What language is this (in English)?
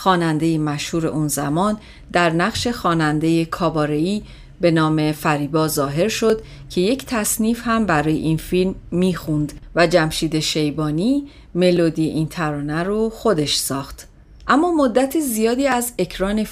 Persian